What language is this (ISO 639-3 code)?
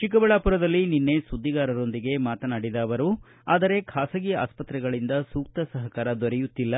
kan